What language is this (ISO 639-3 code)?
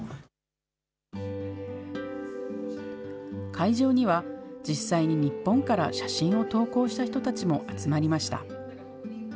jpn